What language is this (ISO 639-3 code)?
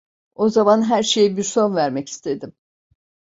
tur